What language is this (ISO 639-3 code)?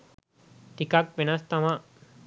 sin